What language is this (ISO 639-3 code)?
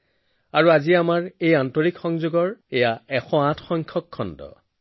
asm